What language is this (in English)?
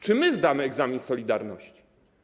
Polish